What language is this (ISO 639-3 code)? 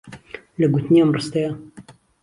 ckb